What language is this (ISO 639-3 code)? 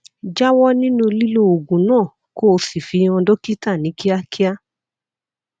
yor